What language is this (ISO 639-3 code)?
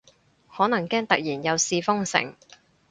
yue